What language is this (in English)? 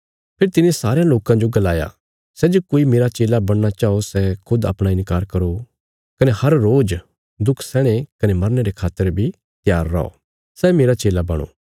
Bilaspuri